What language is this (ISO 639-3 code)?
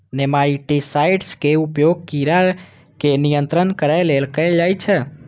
mai